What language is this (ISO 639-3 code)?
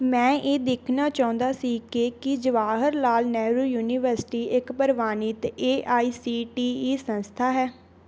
pan